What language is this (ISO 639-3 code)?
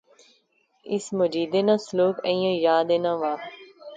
phr